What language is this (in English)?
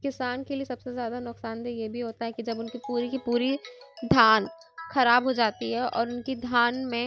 Urdu